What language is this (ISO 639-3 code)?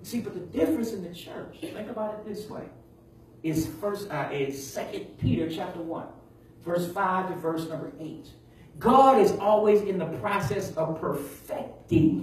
eng